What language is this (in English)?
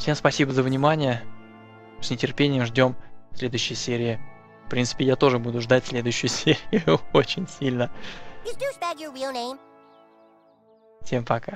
Russian